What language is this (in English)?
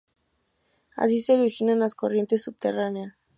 Spanish